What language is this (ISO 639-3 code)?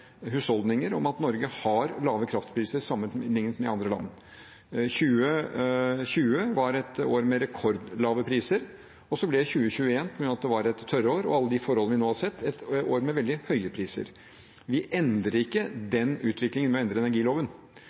nob